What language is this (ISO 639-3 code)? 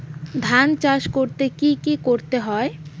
ben